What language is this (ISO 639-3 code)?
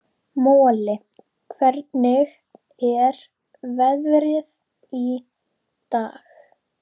isl